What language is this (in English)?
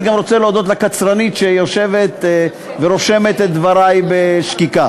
Hebrew